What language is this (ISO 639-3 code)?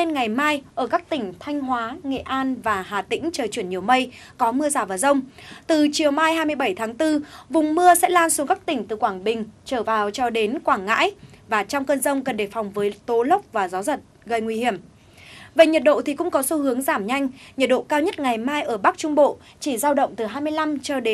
vie